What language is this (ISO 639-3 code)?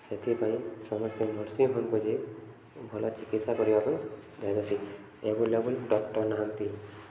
ori